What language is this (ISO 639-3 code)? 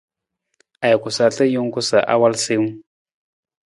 nmz